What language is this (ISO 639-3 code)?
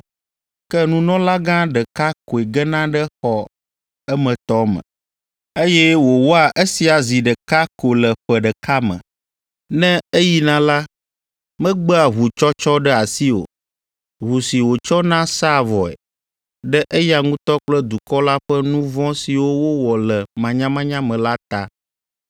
ewe